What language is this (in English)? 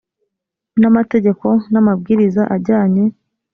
Kinyarwanda